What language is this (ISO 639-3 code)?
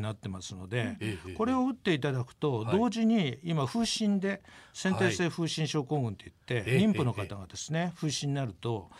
jpn